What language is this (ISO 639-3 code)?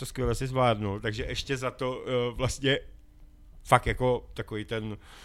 ces